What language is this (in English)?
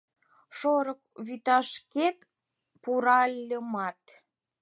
Mari